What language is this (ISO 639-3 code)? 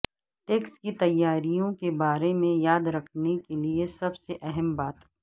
urd